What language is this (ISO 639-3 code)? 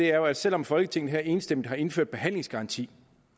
dan